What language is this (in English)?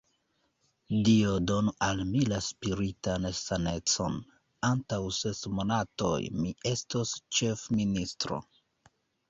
Esperanto